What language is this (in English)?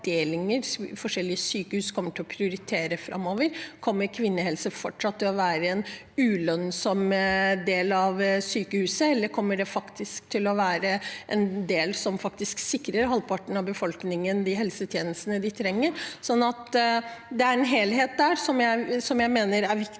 Norwegian